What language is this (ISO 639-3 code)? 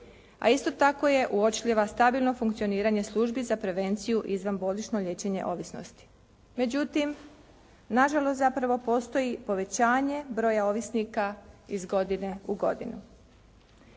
hrv